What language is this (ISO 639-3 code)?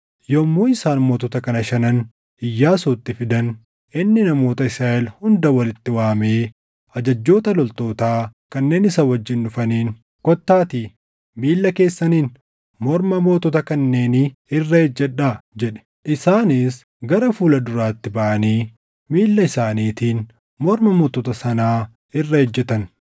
orm